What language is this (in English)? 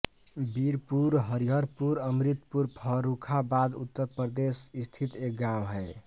Hindi